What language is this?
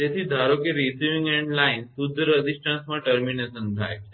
Gujarati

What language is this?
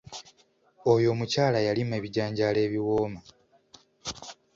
Ganda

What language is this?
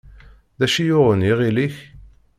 Kabyle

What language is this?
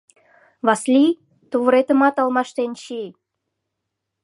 Mari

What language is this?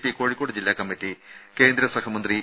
Malayalam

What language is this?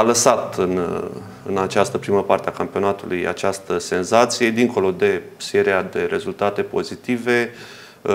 Romanian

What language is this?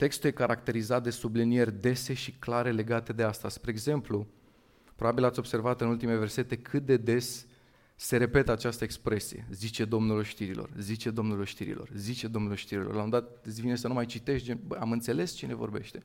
Romanian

